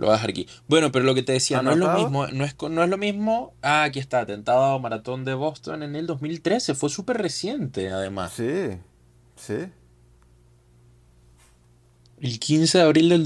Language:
Spanish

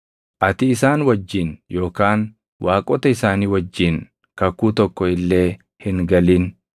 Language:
Oromo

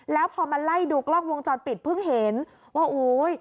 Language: Thai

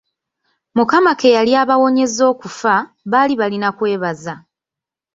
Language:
Ganda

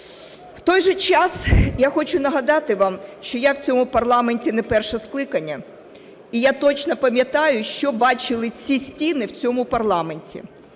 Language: Ukrainian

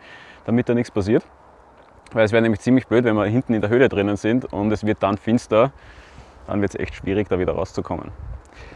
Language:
German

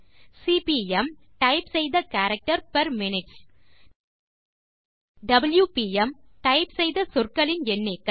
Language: Tamil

